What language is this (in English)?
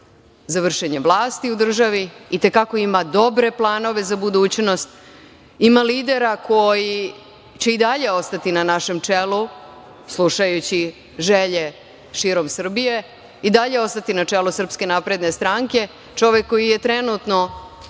Serbian